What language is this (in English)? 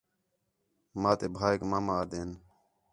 Khetrani